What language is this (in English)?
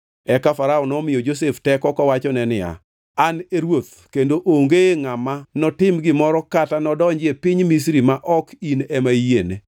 Luo (Kenya and Tanzania)